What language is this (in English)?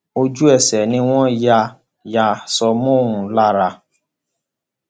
Yoruba